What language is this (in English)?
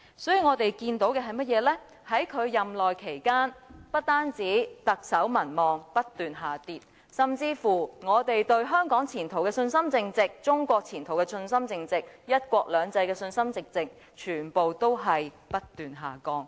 Cantonese